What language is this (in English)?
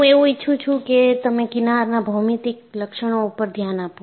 Gujarati